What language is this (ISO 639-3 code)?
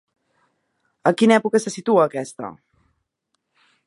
cat